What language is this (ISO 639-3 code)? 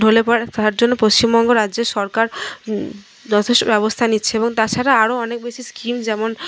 ben